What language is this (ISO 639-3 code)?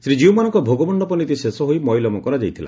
ori